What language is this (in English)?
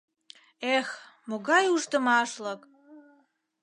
Mari